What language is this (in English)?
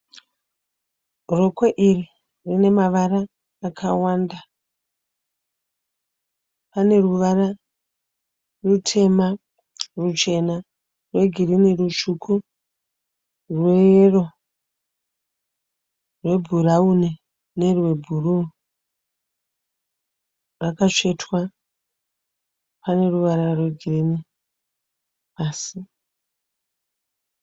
Shona